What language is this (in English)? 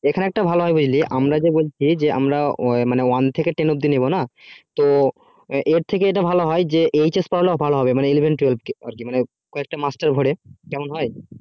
Bangla